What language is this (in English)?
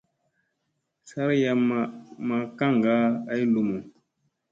Musey